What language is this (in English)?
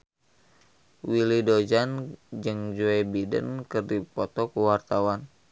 Sundanese